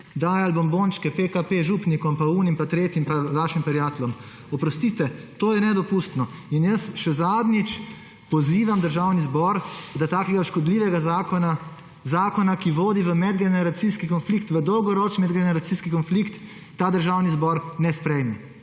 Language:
Slovenian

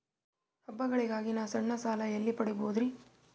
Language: Kannada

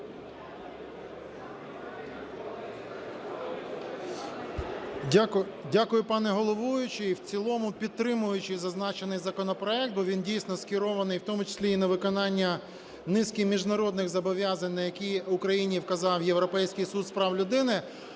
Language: Ukrainian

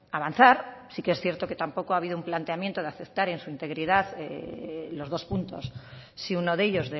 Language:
Spanish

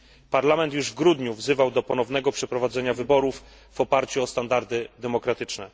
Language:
Polish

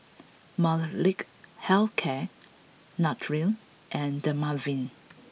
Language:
English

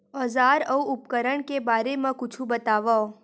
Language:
Chhattisgarhi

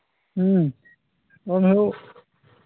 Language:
Santali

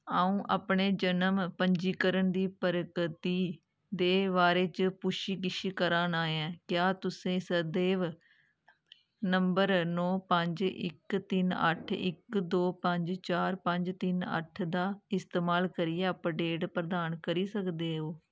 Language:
Dogri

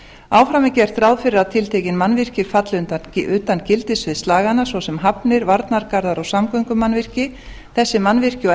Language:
Icelandic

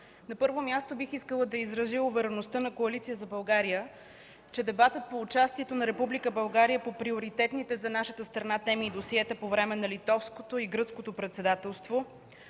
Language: Bulgarian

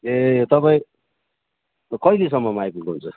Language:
Nepali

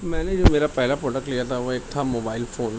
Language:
Urdu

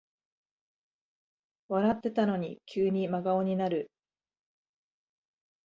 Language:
Japanese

